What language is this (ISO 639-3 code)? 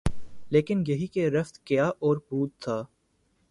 urd